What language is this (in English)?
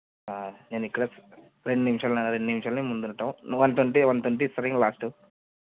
Telugu